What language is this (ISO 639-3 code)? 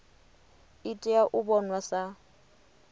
ven